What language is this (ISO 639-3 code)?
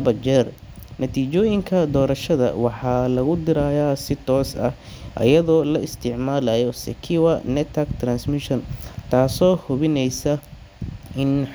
som